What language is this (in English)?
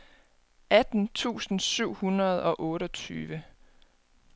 Danish